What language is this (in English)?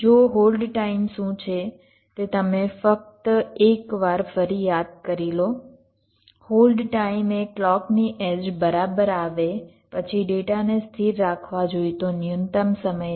Gujarati